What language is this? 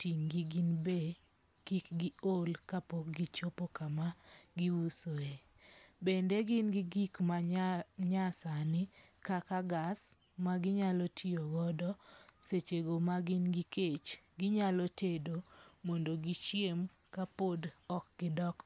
Luo (Kenya and Tanzania)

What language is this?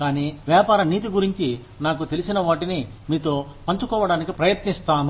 Telugu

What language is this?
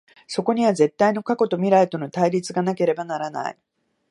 Japanese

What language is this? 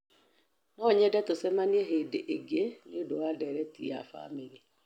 Kikuyu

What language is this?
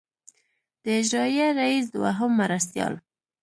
Pashto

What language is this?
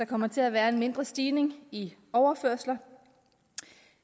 Danish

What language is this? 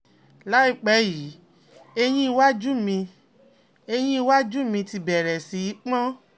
Yoruba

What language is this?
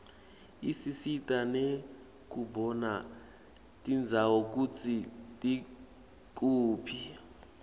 Swati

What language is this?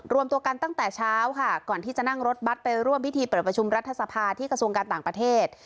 Thai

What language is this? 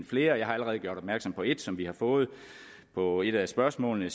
Danish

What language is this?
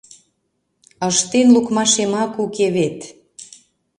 Mari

